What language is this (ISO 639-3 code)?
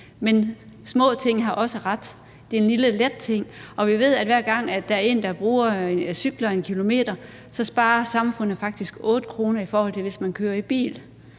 dan